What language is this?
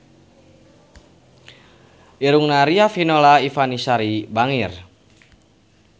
Sundanese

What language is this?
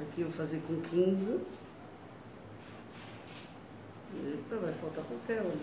Portuguese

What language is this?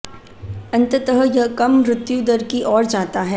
Hindi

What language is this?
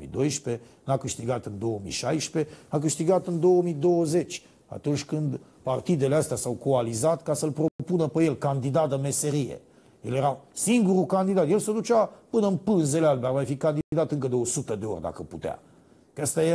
Romanian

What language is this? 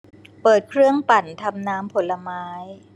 Thai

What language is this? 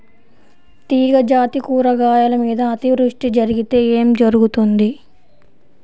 Telugu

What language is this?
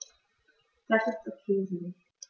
German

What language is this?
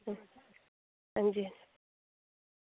Dogri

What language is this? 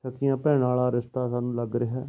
Punjabi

